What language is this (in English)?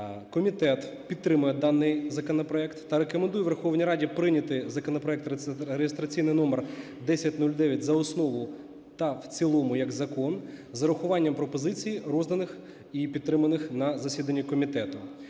Ukrainian